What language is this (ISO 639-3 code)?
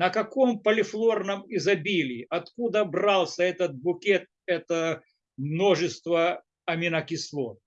rus